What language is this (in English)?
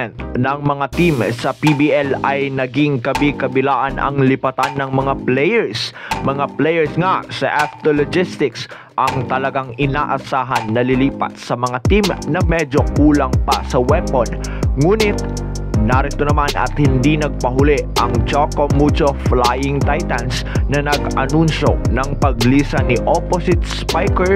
Filipino